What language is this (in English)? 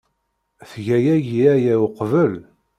Kabyle